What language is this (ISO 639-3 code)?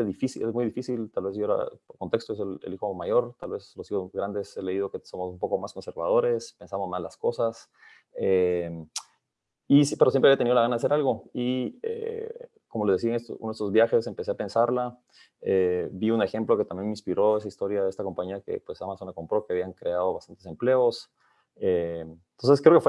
spa